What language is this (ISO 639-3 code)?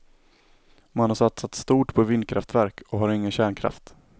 swe